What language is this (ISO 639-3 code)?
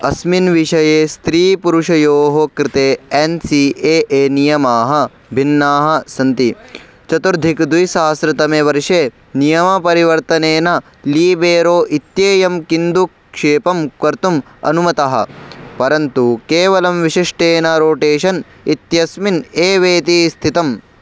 san